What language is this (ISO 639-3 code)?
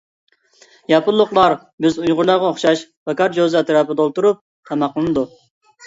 uig